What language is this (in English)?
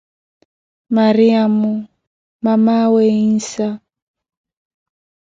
Koti